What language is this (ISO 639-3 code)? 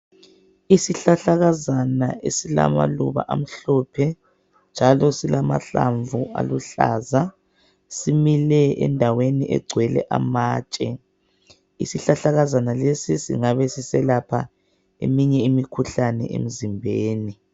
nde